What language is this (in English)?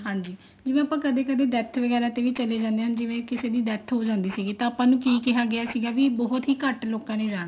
Punjabi